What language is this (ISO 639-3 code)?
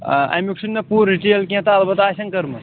kas